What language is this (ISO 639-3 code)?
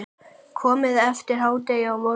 isl